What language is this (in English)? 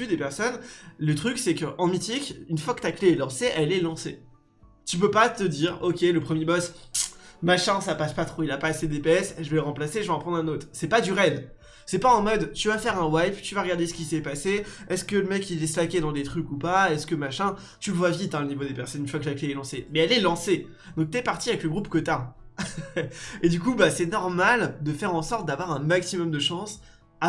French